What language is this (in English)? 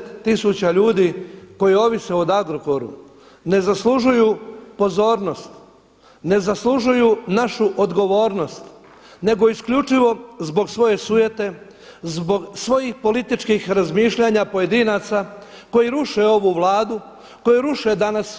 Croatian